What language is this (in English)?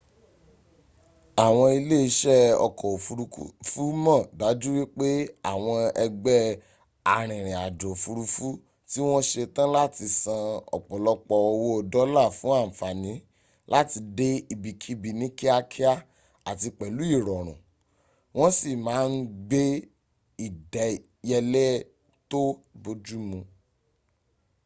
Yoruba